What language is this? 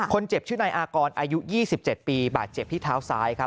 Thai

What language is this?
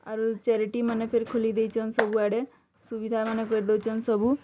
Odia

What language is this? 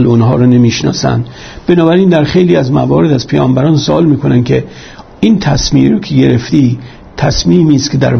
Persian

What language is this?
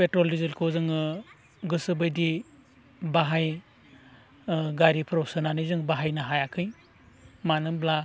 Bodo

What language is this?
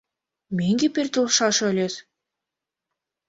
Mari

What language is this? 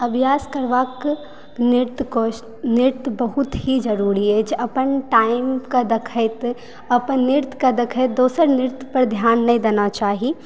Maithili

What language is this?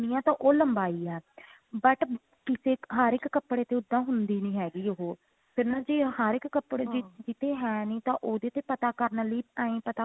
Punjabi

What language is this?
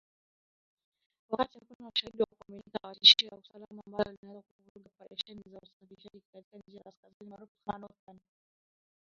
Swahili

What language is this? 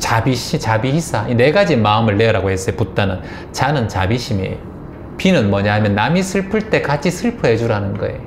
Korean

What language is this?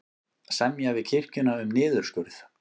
Icelandic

